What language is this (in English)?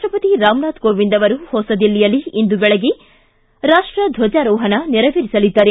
Kannada